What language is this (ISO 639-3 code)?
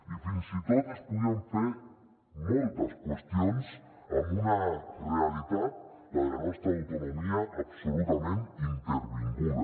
cat